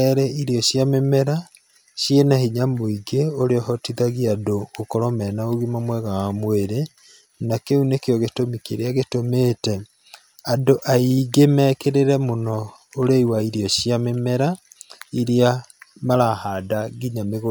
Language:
Kikuyu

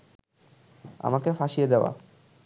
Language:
Bangla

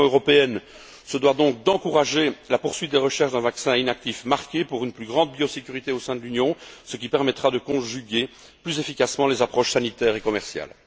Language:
French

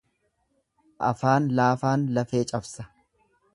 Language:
Oromo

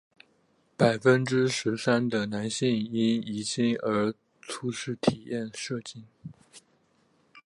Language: Chinese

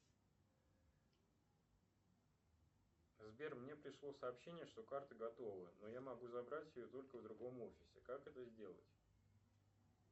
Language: Russian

